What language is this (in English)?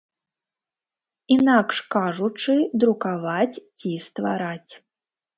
Belarusian